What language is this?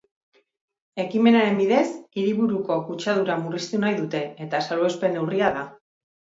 Basque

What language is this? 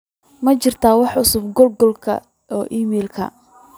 Somali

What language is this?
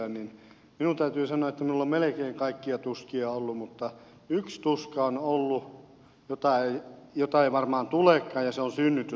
Finnish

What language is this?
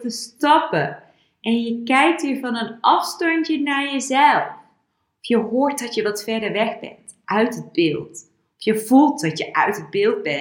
Dutch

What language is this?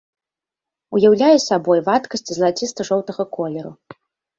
Belarusian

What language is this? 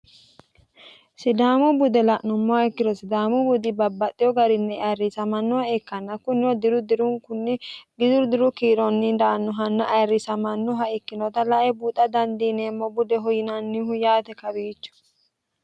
Sidamo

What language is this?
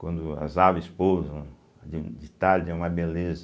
Portuguese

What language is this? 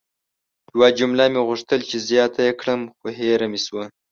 Pashto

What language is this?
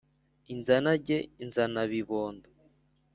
Kinyarwanda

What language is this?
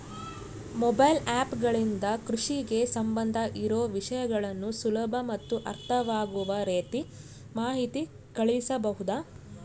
Kannada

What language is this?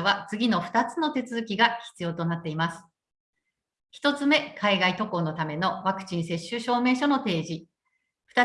Japanese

